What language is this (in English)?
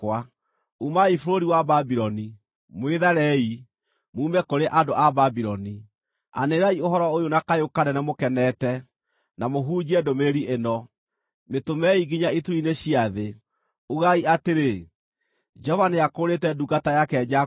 Kikuyu